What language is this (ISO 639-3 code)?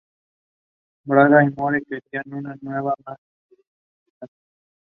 eng